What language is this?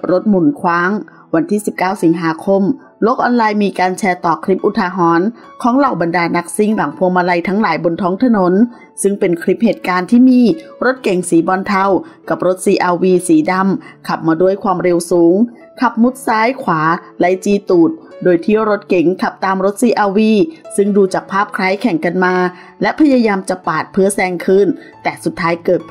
Thai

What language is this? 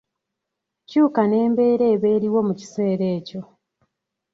Ganda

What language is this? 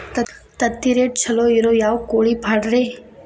Kannada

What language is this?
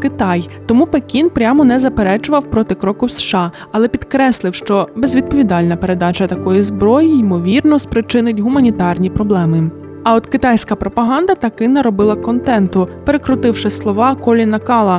Ukrainian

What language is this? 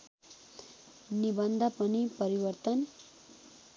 Nepali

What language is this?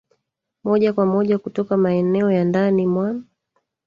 Swahili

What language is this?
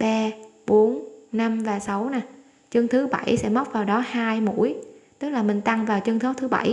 Vietnamese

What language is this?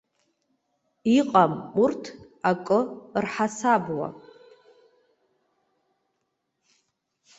Abkhazian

